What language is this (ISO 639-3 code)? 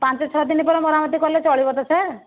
ori